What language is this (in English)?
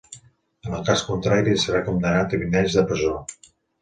Catalan